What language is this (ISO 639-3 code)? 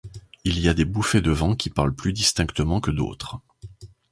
fra